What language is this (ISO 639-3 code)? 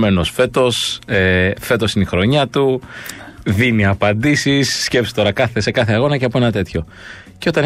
ell